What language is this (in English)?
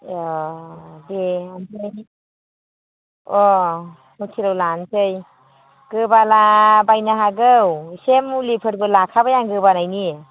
Bodo